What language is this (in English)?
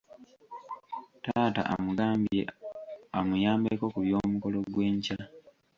Ganda